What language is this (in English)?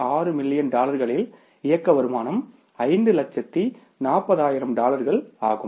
Tamil